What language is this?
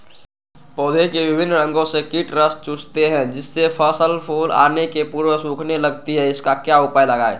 Magahi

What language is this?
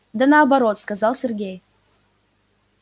Russian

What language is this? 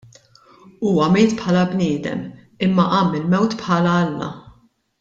Maltese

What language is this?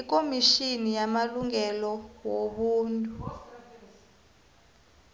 South Ndebele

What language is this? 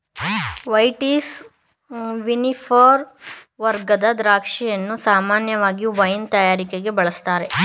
Kannada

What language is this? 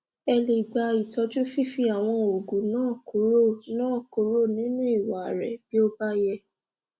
Yoruba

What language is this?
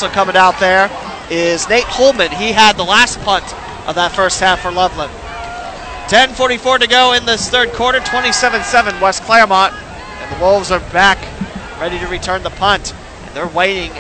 English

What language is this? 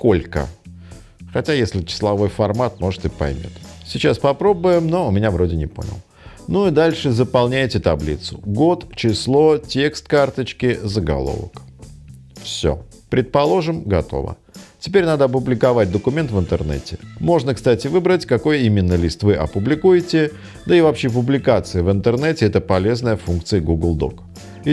Russian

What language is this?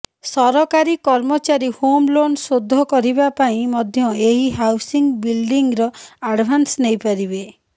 Odia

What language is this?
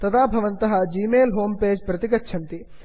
Sanskrit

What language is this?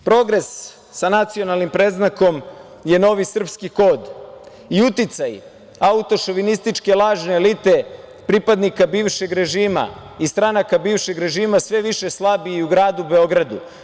Serbian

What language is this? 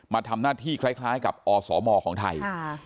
Thai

